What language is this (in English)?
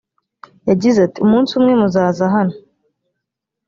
Kinyarwanda